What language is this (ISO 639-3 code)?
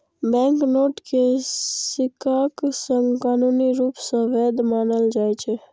mai